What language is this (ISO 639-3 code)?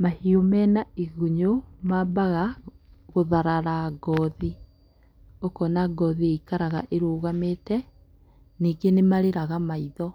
kik